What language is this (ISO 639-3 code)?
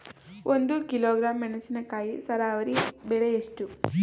kan